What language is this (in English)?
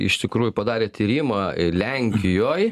Lithuanian